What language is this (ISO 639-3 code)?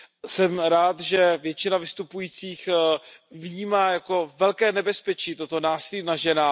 ces